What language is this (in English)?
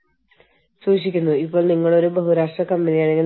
Malayalam